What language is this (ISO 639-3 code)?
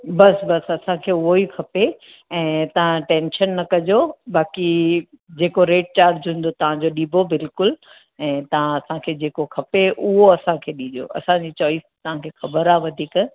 snd